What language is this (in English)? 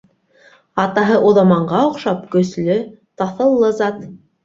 Bashkir